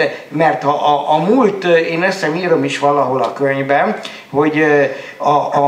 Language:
Hungarian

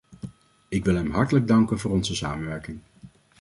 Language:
Dutch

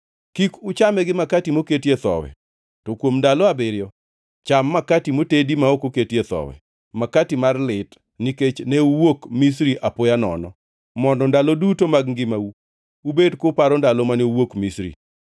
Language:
Luo (Kenya and Tanzania)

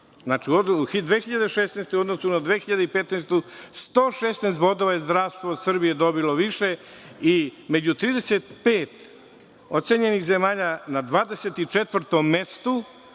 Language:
Serbian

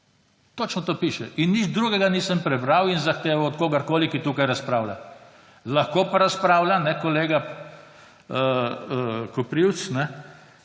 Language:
Slovenian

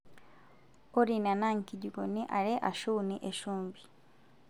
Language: Masai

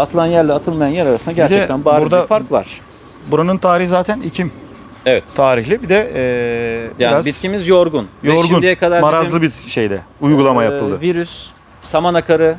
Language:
Turkish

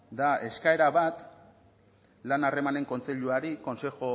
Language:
Basque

